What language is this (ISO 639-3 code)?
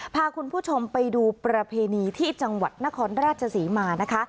tha